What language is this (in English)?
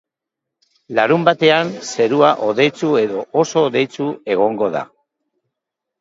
Basque